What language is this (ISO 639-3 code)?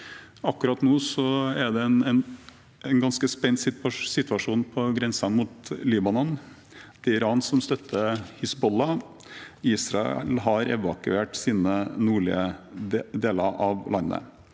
nor